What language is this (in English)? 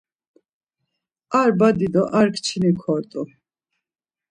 Laz